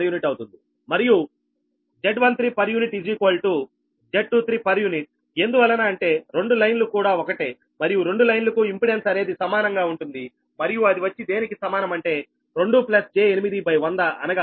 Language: Telugu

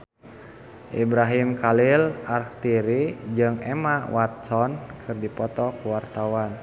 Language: Sundanese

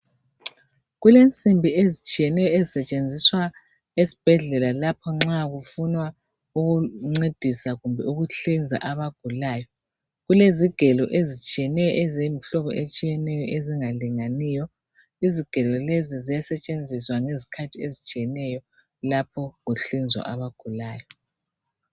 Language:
North Ndebele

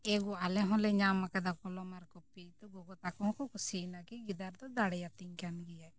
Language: Santali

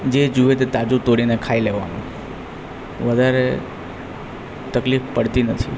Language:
Gujarati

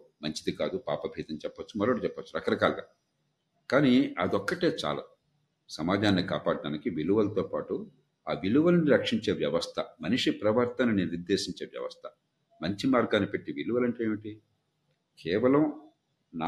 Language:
Telugu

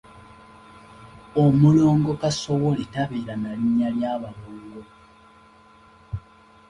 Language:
Ganda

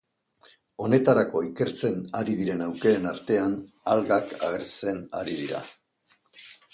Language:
Basque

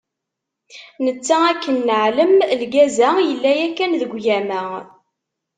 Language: Kabyle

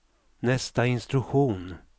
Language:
Swedish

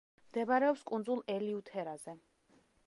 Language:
Georgian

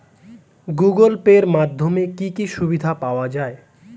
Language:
Bangla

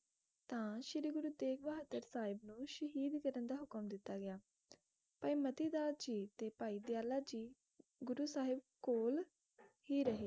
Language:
Punjabi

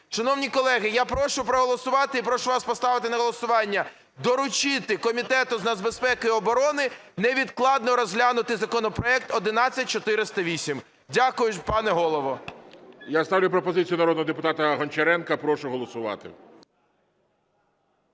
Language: Ukrainian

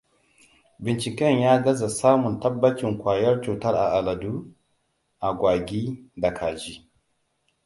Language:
Hausa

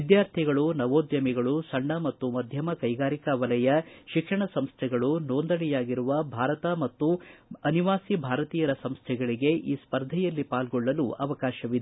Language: Kannada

